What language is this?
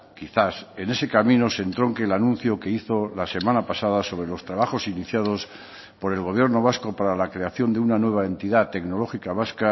Spanish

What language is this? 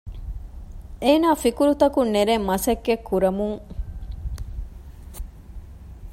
Divehi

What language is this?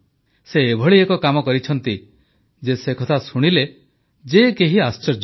Odia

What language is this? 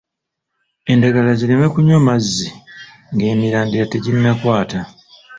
Ganda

